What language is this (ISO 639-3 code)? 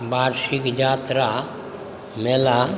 mai